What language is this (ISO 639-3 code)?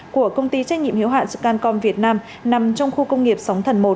vie